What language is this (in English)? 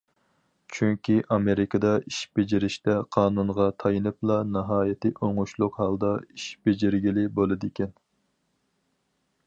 Uyghur